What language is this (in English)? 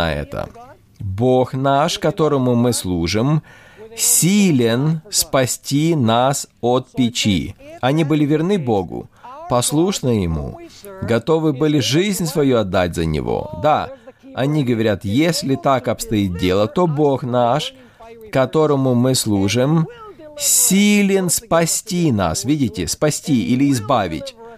Russian